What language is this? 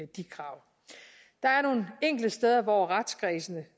Danish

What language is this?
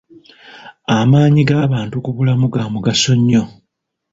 Ganda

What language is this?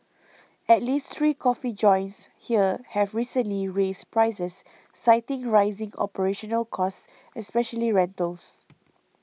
English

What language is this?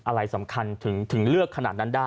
Thai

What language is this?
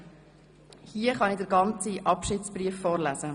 Swiss German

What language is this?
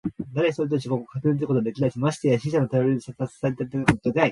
Japanese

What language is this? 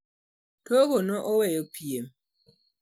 Luo (Kenya and Tanzania)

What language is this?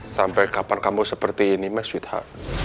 Indonesian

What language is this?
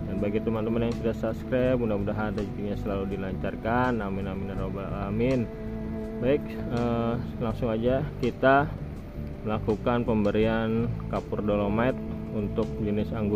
Indonesian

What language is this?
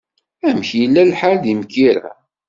Kabyle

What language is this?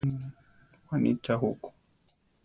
Central Tarahumara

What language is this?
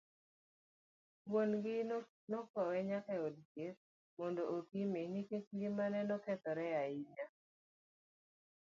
Luo (Kenya and Tanzania)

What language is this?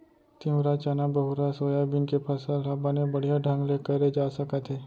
Chhattisgarhi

